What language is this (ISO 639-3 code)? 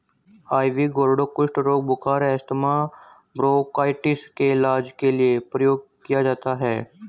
hin